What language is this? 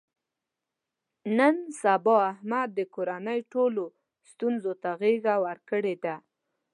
Pashto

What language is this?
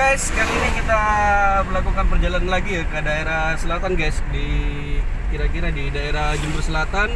Indonesian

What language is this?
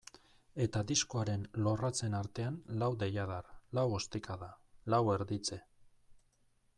Basque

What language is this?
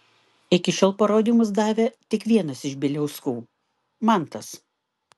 Lithuanian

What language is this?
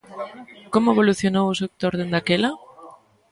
Galician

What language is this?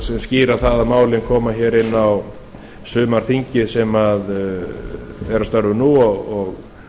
Icelandic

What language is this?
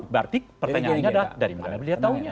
Indonesian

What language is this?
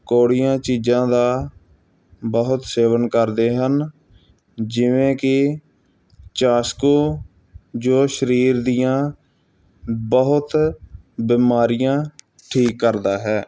Punjabi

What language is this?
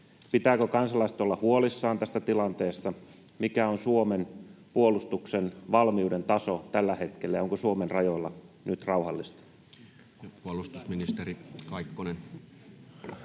Finnish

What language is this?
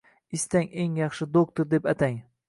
Uzbek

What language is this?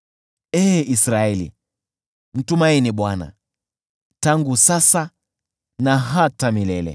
Swahili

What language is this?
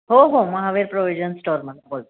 Marathi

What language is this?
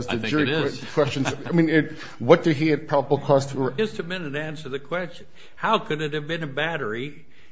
English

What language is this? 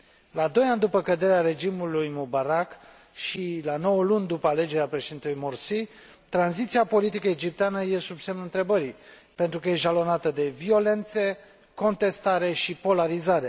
Romanian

